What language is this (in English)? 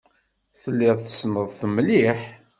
Kabyle